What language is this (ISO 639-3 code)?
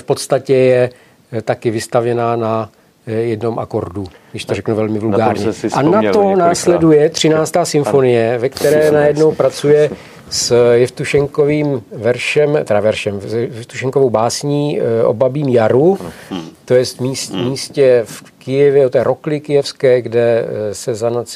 ces